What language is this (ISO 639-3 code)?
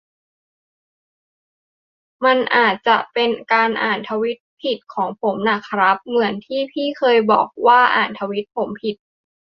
tha